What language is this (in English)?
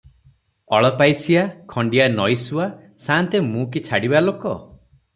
Odia